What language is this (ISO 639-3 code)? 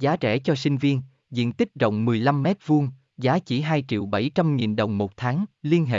vie